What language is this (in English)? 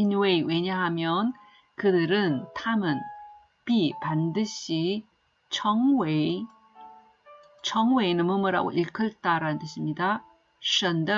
Korean